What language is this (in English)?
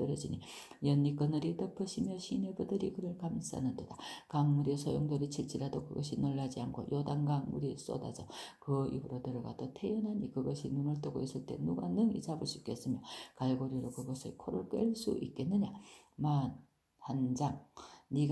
Korean